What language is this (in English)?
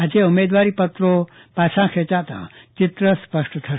Gujarati